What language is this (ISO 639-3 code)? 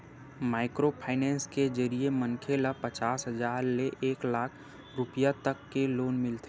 hne